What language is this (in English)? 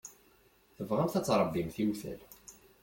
Kabyle